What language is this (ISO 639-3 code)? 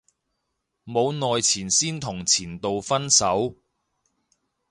yue